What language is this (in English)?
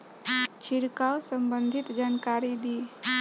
Bhojpuri